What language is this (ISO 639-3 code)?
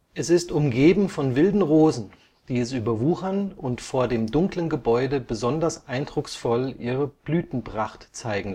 deu